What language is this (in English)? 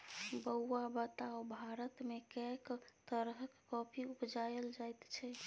Maithili